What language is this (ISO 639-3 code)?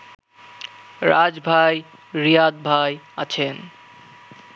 ben